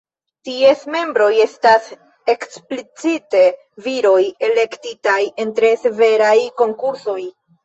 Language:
Esperanto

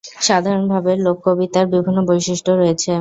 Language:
Bangla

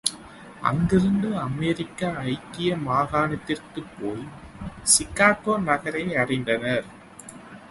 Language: Tamil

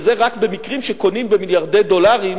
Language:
Hebrew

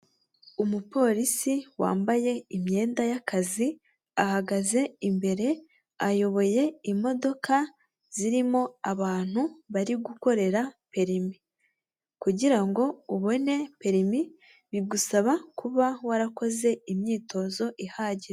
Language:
Kinyarwanda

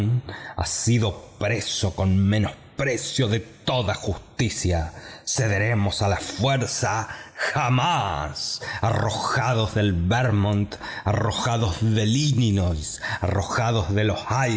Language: Spanish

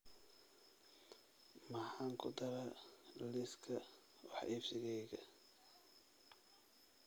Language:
Somali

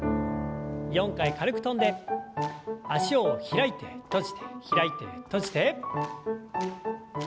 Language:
Japanese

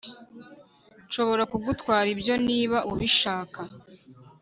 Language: Kinyarwanda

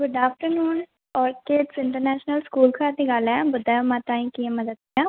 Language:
Sindhi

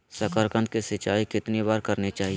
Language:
Magahi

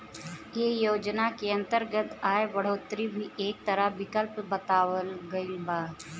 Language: Bhojpuri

